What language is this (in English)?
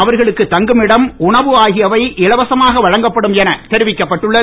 Tamil